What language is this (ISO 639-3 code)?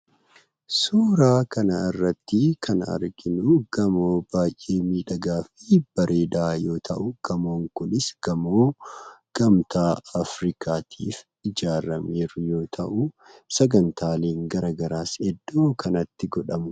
orm